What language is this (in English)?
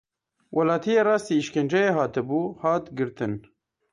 Kurdish